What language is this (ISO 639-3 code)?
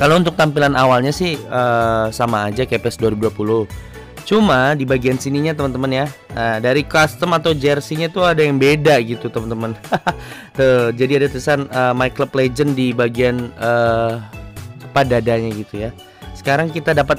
ind